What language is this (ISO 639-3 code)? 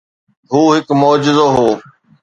snd